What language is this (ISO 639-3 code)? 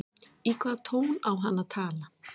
isl